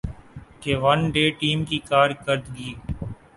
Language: Urdu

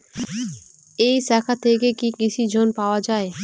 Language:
Bangla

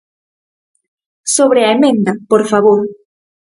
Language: Galician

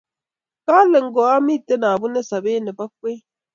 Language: Kalenjin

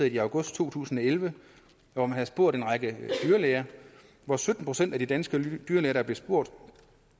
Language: Danish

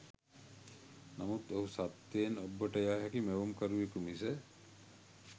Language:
Sinhala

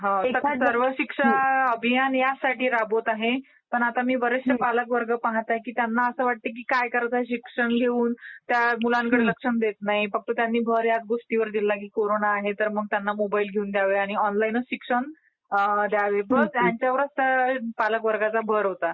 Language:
Marathi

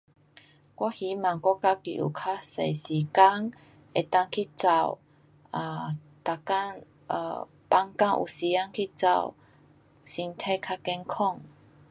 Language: Pu-Xian Chinese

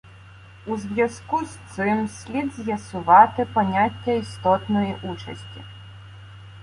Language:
Ukrainian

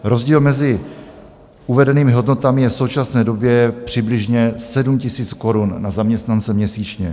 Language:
Czech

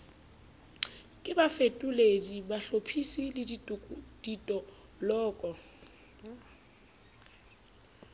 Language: Southern Sotho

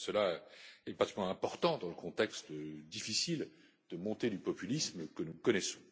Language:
French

